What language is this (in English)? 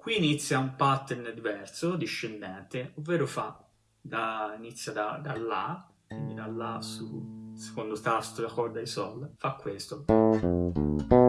Italian